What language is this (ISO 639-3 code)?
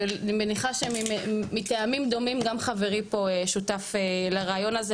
heb